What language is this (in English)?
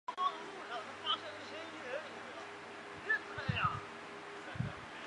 Chinese